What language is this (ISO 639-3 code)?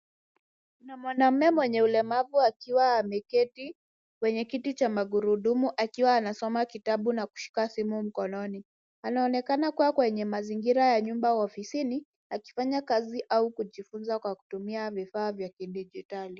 swa